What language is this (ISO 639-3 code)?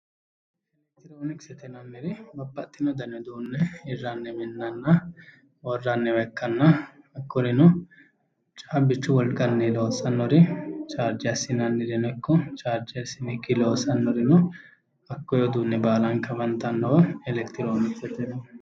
sid